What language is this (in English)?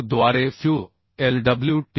Marathi